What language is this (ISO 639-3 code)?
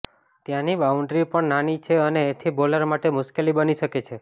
guj